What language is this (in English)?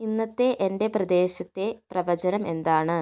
Malayalam